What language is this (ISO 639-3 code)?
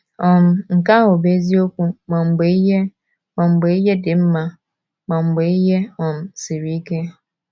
ibo